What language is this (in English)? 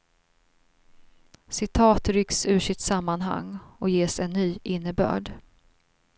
Swedish